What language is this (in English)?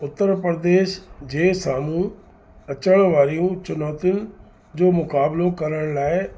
Sindhi